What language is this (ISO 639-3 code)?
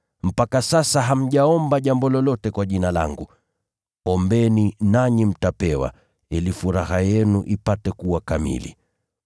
swa